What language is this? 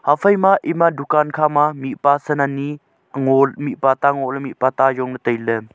Wancho Naga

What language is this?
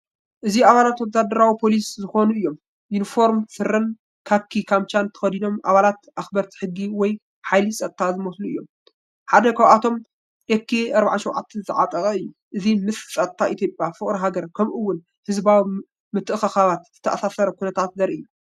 Tigrinya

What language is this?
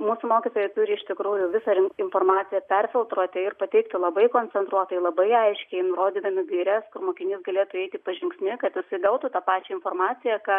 Lithuanian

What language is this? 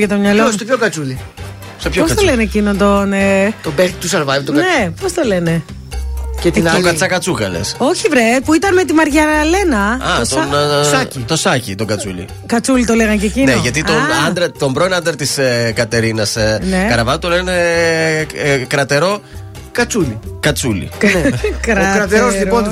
Greek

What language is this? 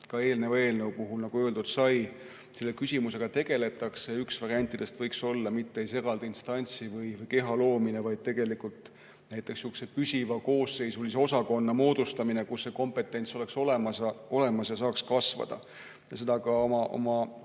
Estonian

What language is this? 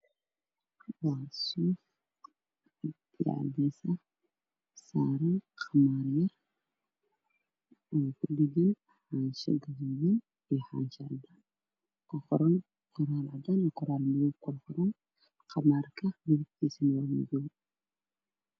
Somali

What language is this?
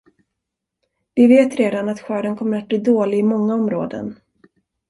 Swedish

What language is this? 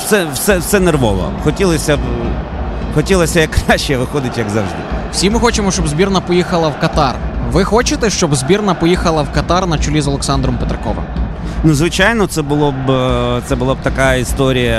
Ukrainian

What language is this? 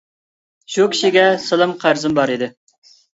Uyghur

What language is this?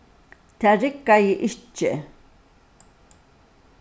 Faroese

